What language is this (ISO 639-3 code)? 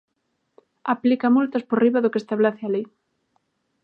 glg